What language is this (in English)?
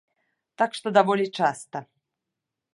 Belarusian